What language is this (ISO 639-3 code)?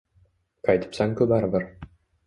uzb